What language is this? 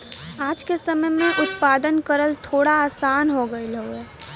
Bhojpuri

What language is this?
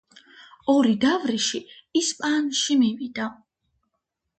Georgian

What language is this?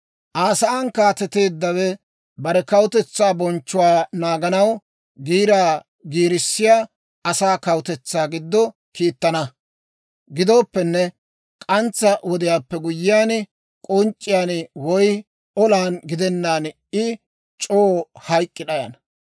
Dawro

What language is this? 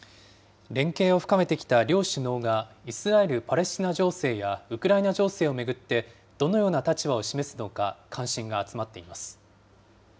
Japanese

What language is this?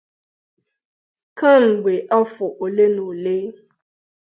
Igbo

